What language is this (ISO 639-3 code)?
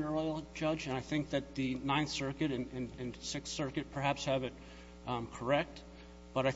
eng